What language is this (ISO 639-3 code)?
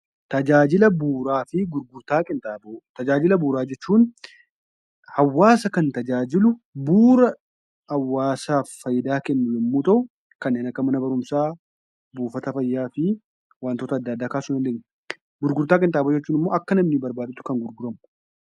orm